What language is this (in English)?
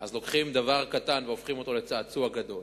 Hebrew